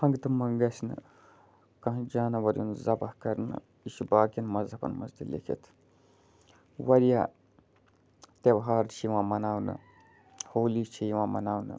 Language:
Kashmiri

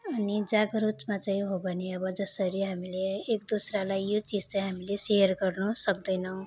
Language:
Nepali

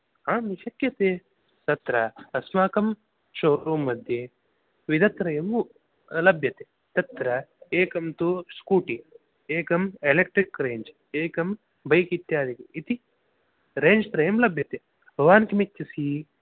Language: Sanskrit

